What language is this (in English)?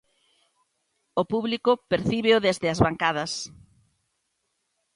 Galician